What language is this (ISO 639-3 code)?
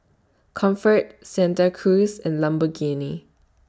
eng